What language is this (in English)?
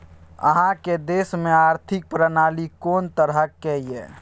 Maithili